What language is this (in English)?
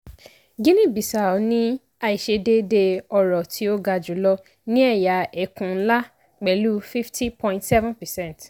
Yoruba